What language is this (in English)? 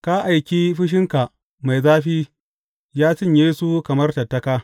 Hausa